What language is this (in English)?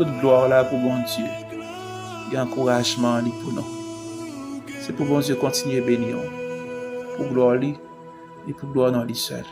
French